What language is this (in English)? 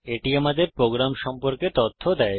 Bangla